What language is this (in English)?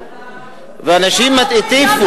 Hebrew